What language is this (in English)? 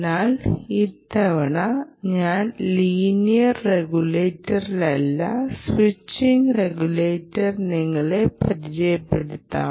Malayalam